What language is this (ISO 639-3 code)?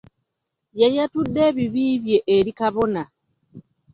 lug